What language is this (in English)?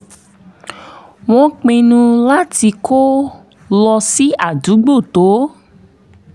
Yoruba